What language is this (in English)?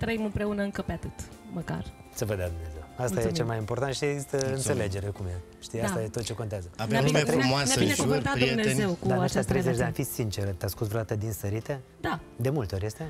Romanian